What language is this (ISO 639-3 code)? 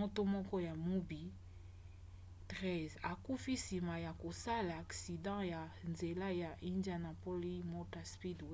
lin